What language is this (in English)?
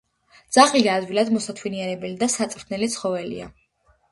Georgian